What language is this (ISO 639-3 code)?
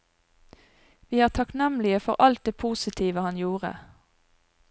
nor